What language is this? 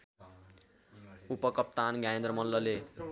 Nepali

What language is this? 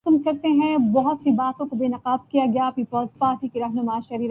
Urdu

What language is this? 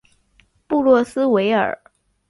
Chinese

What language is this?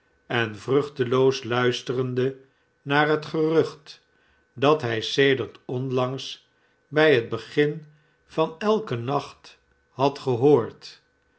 Dutch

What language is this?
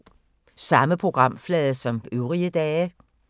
Danish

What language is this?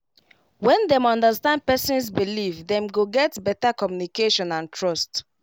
Nigerian Pidgin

